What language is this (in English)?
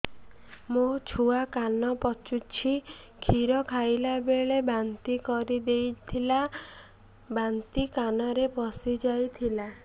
Odia